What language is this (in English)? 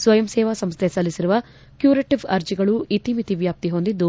Kannada